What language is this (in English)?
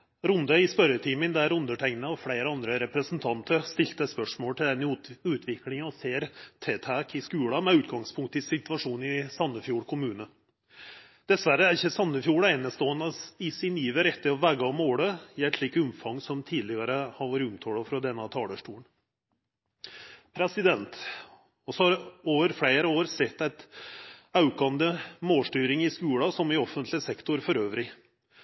Norwegian Nynorsk